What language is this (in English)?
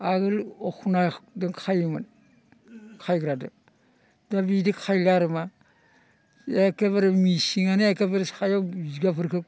Bodo